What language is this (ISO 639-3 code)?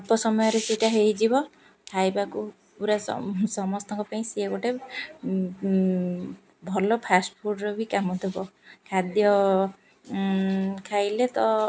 ori